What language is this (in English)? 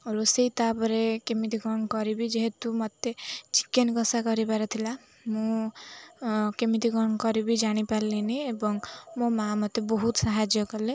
Odia